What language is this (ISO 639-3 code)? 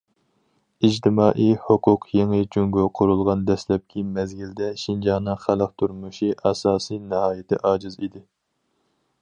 uig